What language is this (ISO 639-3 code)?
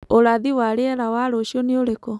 kik